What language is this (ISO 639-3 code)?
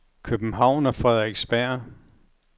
dan